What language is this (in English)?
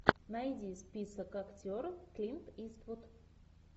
Russian